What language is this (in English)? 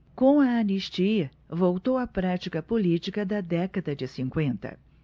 Portuguese